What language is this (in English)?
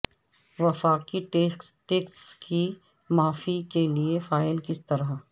Urdu